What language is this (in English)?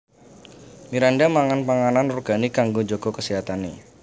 Javanese